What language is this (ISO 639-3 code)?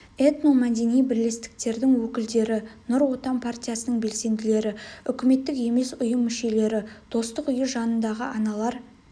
kaz